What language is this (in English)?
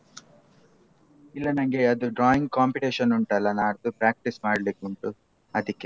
Kannada